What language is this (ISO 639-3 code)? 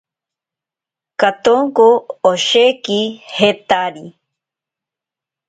prq